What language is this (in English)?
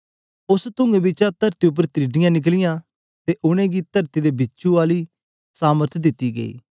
Dogri